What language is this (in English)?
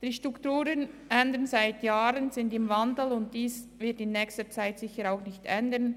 Swiss German